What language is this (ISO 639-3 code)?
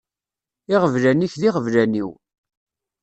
kab